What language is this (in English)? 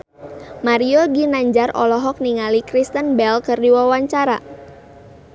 Sundanese